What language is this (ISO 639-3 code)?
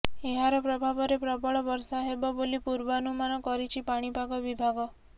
ori